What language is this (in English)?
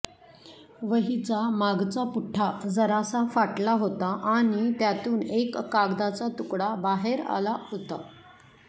Marathi